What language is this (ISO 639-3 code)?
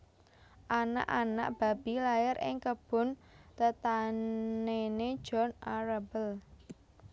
jav